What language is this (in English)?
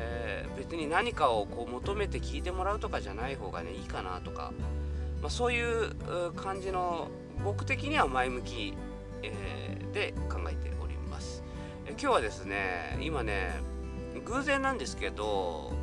Japanese